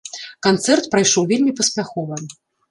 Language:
Belarusian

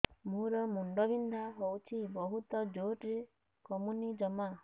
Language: Odia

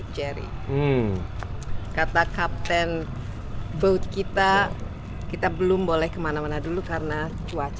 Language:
Indonesian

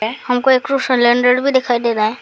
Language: Hindi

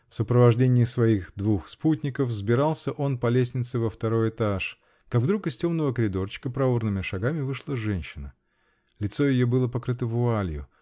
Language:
Russian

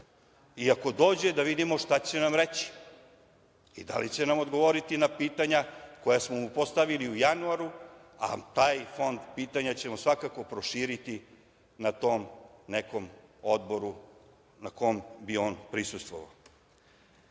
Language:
Serbian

